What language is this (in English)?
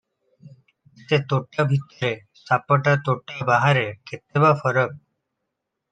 Odia